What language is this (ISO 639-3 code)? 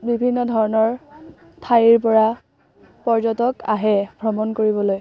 asm